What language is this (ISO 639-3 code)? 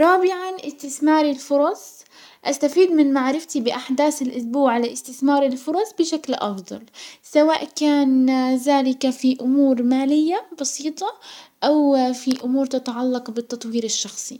acw